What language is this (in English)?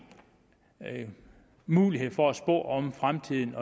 Danish